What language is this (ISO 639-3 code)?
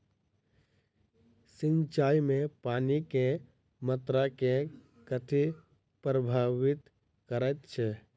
mai